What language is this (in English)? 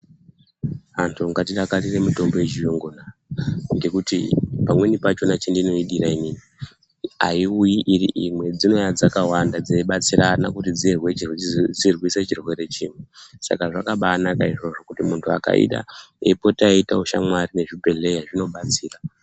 Ndau